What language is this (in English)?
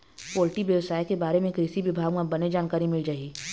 Chhattisgarhi